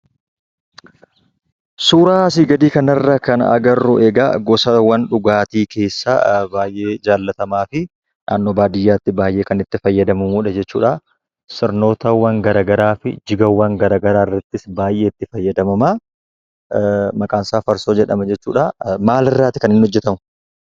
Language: Oromo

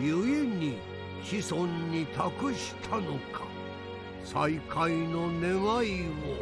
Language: Japanese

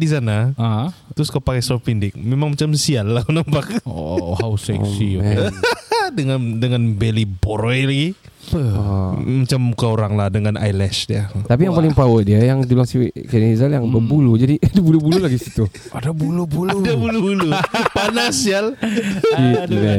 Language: Malay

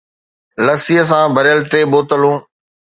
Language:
Sindhi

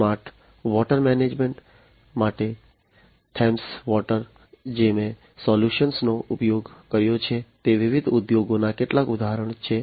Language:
Gujarati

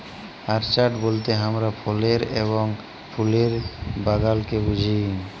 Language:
Bangla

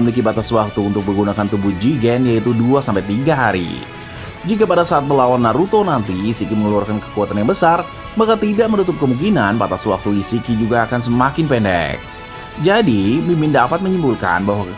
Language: Indonesian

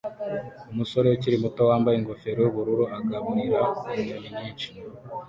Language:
Kinyarwanda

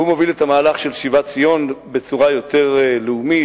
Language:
Hebrew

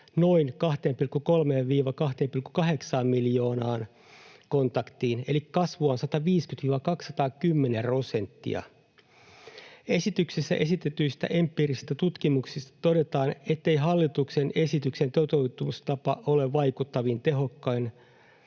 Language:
Finnish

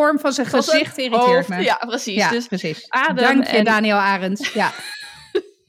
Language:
Dutch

